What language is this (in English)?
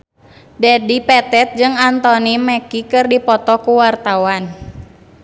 Sundanese